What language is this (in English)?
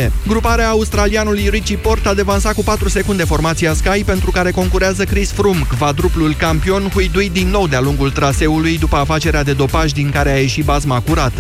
Romanian